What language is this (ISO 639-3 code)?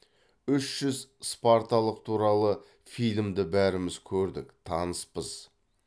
kaz